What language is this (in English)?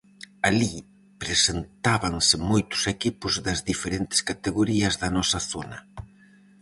Galician